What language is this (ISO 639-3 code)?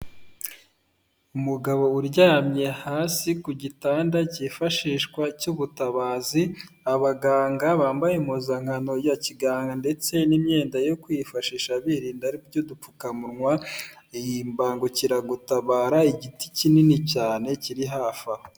kin